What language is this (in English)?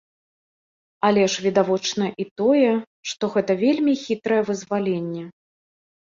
Belarusian